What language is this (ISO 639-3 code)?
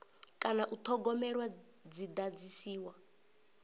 ven